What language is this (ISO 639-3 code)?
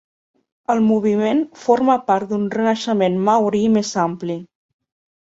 cat